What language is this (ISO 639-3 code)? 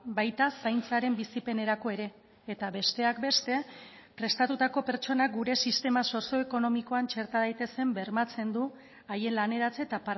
eus